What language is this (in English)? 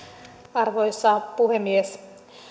Finnish